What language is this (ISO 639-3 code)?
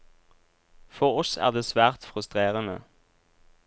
nor